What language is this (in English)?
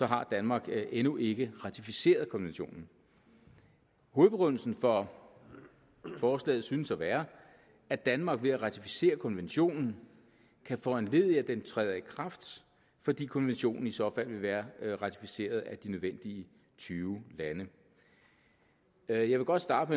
Danish